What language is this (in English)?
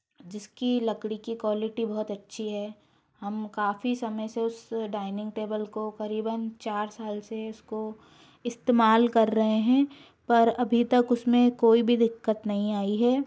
Hindi